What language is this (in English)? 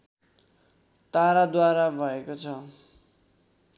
Nepali